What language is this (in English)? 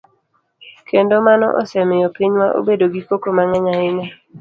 Luo (Kenya and Tanzania)